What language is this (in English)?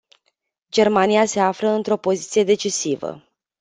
Romanian